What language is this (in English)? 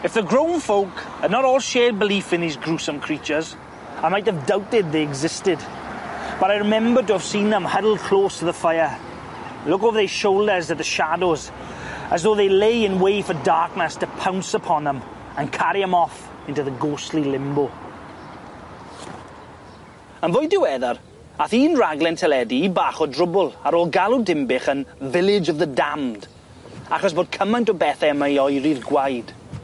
Welsh